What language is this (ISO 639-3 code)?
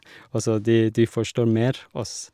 nor